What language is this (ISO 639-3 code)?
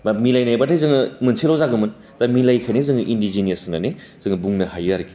brx